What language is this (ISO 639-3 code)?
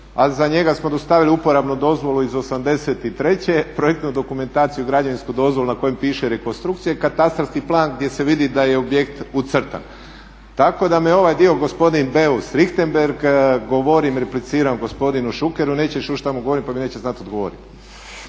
hrv